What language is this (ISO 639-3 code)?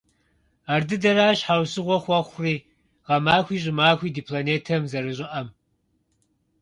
kbd